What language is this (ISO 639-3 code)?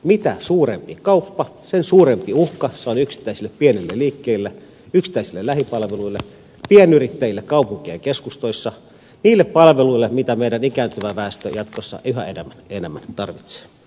fin